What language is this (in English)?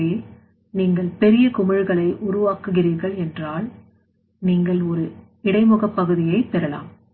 Tamil